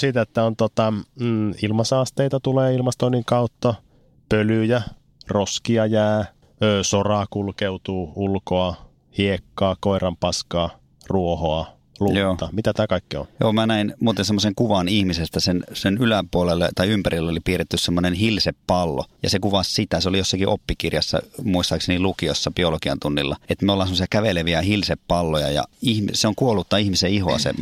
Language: Finnish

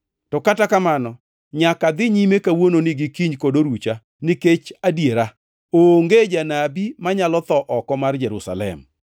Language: Luo (Kenya and Tanzania)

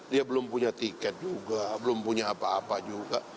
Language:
Indonesian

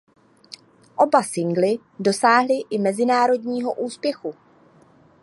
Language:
Czech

